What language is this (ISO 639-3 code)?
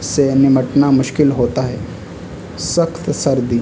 urd